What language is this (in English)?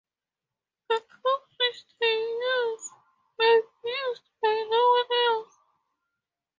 English